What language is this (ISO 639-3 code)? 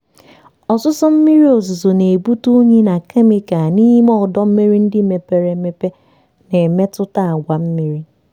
ibo